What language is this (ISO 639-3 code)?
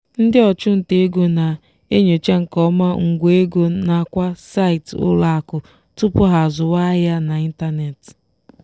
ibo